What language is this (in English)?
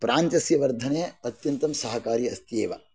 Sanskrit